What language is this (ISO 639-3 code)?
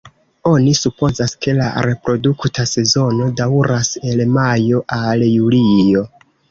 epo